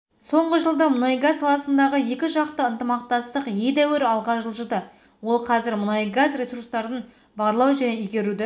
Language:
Kazakh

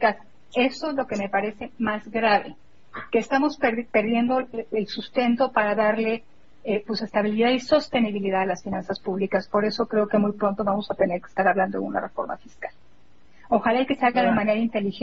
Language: Spanish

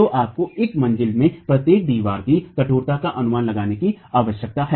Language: Hindi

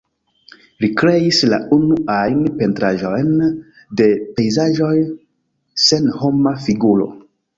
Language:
Esperanto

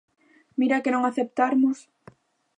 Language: Galician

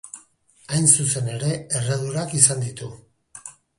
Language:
Basque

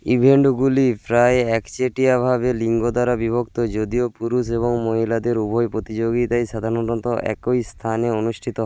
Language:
Bangla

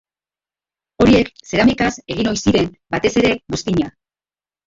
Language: Basque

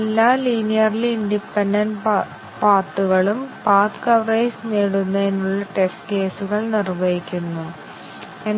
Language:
Malayalam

